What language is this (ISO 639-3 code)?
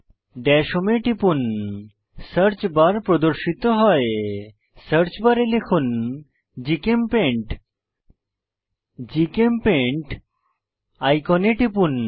ben